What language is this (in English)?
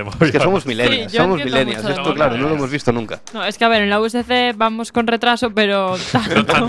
Spanish